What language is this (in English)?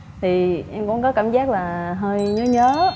Vietnamese